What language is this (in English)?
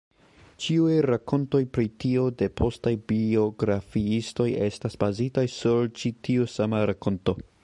Esperanto